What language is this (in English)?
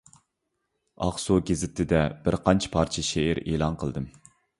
Uyghur